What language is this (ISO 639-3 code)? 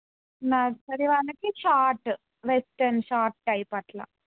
tel